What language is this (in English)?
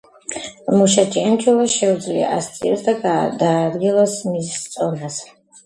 Georgian